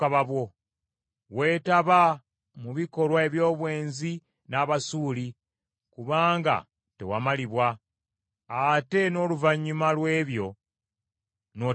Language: Ganda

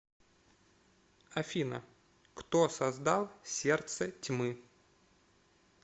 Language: Russian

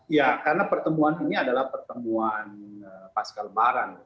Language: Indonesian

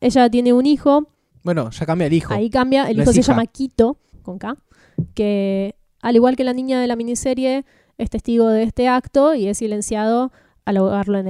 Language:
Spanish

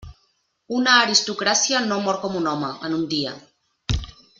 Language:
Catalan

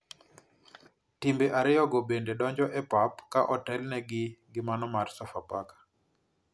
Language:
Luo (Kenya and Tanzania)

